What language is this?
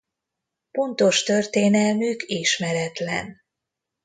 Hungarian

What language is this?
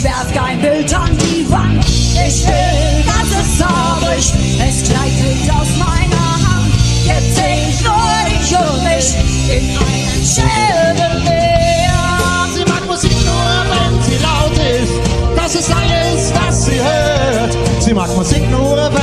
Hungarian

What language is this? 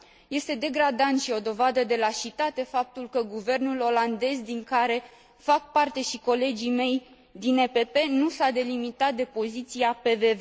Romanian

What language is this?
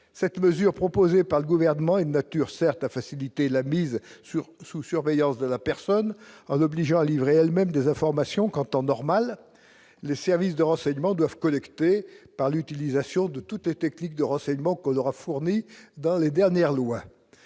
French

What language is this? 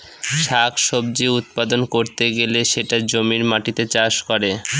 Bangla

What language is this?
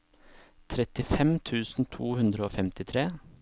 Norwegian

